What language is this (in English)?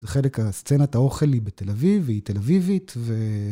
Hebrew